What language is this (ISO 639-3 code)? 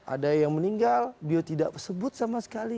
ind